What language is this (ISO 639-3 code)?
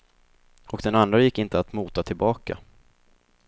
swe